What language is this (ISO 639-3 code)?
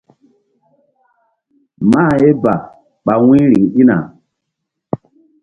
mdd